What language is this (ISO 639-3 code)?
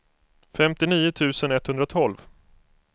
swe